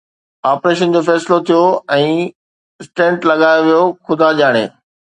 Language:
Sindhi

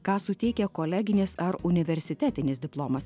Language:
Lithuanian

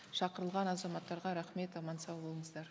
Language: Kazakh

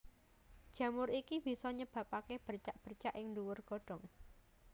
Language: Javanese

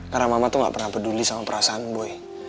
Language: Indonesian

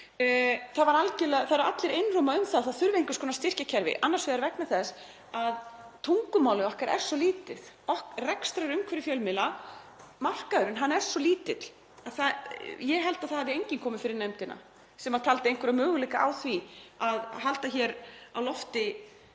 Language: Icelandic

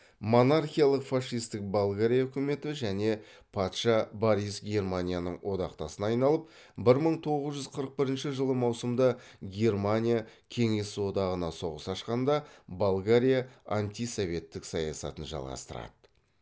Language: Kazakh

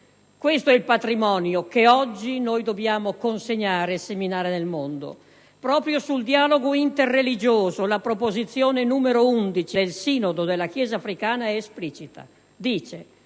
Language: Italian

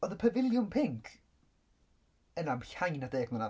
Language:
Welsh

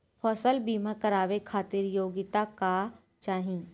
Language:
Bhojpuri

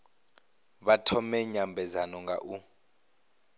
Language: Venda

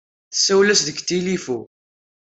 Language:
Kabyle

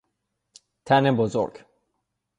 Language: Persian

